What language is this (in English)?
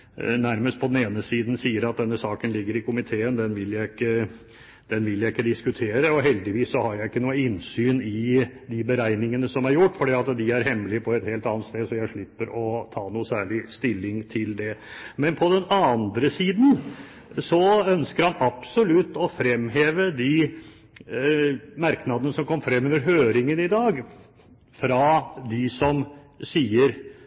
Norwegian Bokmål